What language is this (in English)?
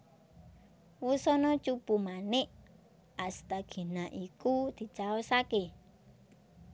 Javanese